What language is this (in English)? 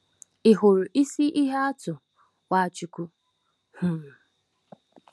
Igbo